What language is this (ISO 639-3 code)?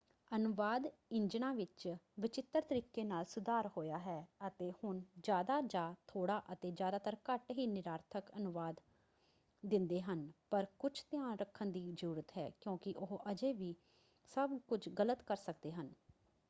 pan